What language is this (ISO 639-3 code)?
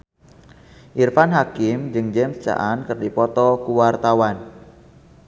sun